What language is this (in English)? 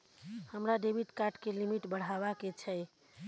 Maithili